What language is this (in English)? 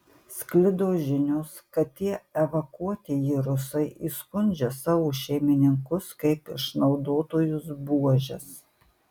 Lithuanian